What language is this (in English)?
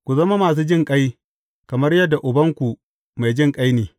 Hausa